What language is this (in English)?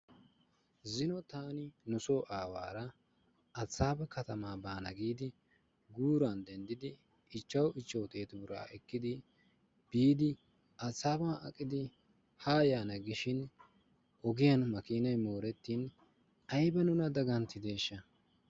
Wolaytta